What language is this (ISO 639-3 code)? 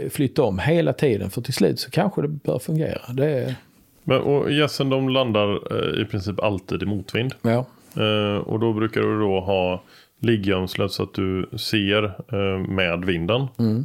swe